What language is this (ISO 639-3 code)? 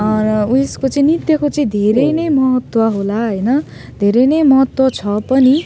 nep